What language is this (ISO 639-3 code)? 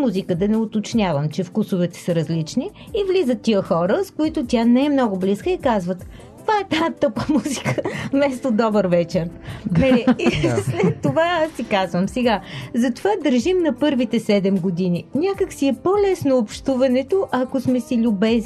bul